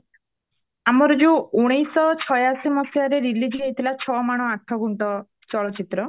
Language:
Odia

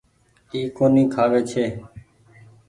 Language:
Goaria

